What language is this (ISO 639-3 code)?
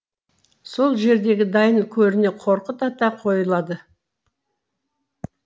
kaz